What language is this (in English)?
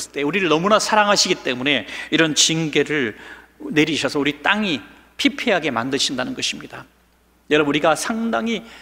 Korean